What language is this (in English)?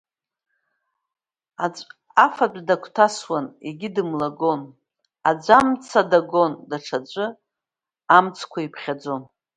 Abkhazian